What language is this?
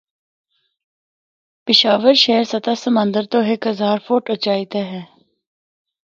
Northern Hindko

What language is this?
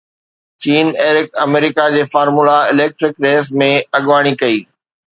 Sindhi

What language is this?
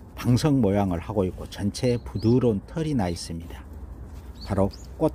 Korean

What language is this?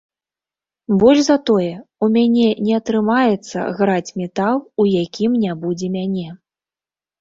Belarusian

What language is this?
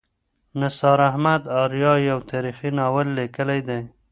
Pashto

